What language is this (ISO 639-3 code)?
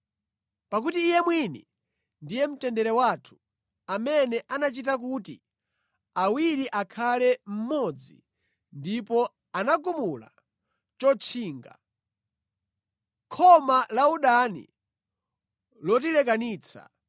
nya